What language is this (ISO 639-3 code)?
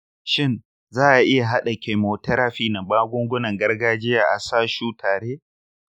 hau